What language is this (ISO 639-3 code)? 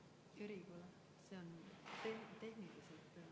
est